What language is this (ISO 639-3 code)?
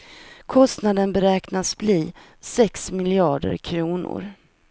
swe